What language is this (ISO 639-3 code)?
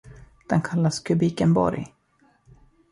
swe